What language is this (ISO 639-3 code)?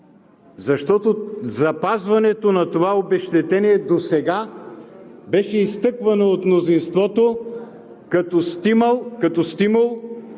bul